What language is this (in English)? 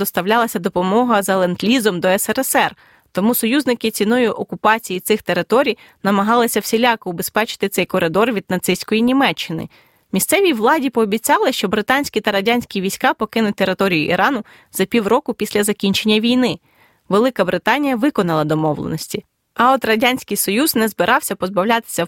Ukrainian